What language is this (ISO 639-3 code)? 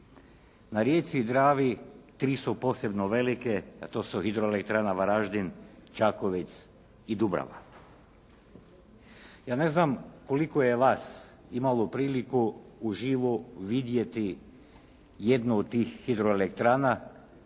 hrv